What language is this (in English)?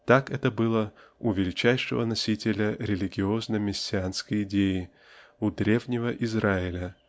Russian